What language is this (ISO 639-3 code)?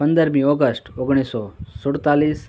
guj